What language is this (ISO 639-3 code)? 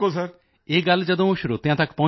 pan